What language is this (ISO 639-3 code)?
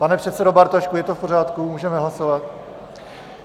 ces